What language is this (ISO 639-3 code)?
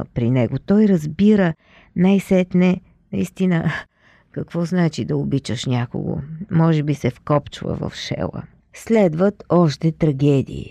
bul